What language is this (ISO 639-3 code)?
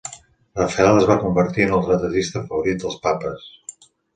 cat